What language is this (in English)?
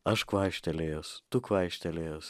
Lithuanian